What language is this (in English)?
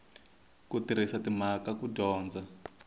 Tsonga